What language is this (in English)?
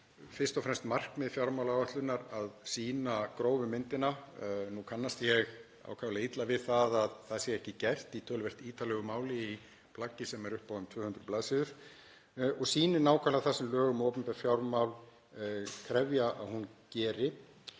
Icelandic